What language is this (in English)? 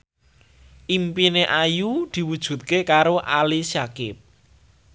Javanese